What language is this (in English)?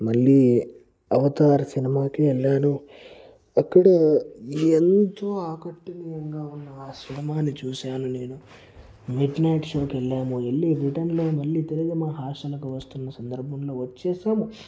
Telugu